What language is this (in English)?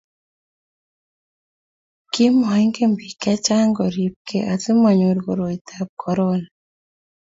Kalenjin